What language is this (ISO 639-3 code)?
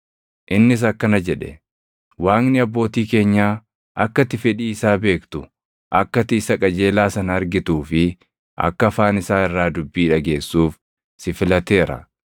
orm